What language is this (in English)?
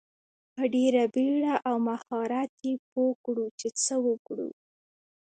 Pashto